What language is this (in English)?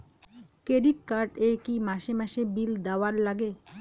Bangla